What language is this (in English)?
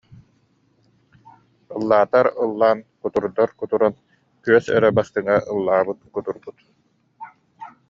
Yakut